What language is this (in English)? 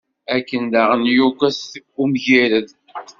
Kabyle